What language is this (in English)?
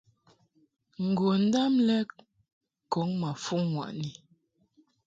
Mungaka